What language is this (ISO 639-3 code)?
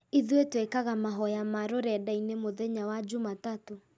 kik